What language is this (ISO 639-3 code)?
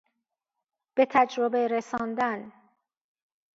fas